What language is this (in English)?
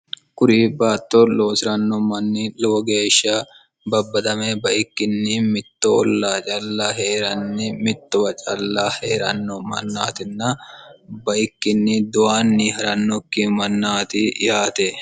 Sidamo